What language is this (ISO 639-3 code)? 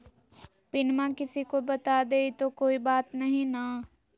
mag